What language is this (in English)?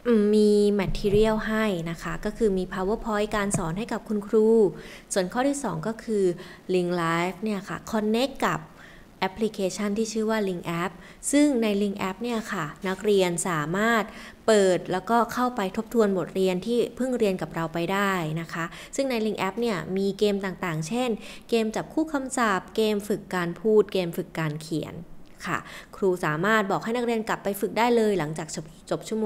Thai